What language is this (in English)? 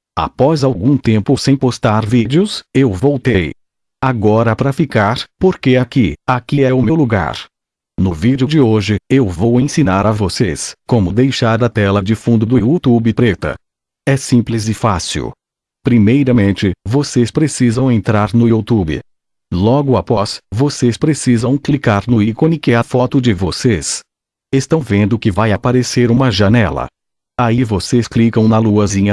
Portuguese